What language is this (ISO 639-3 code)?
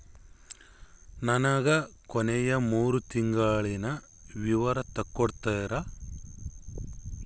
kan